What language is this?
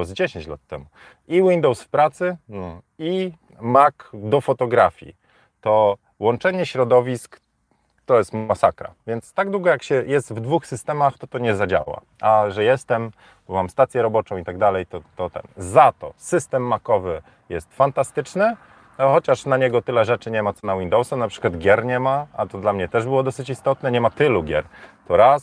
Polish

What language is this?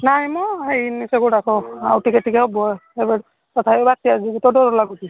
Odia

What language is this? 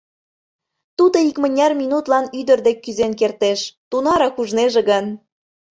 Mari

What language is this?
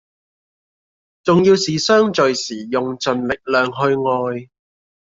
Cantonese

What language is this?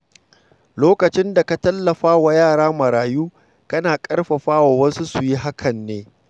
Hausa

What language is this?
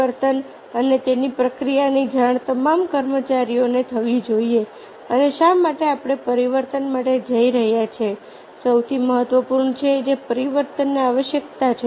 Gujarati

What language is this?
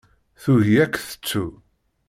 Kabyle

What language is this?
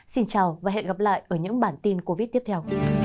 Vietnamese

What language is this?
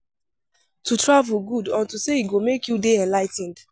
Nigerian Pidgin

